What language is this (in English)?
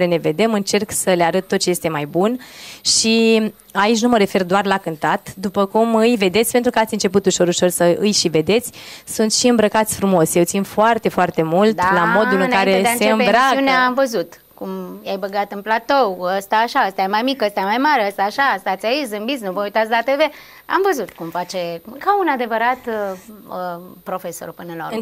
Romanian